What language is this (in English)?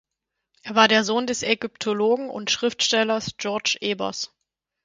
German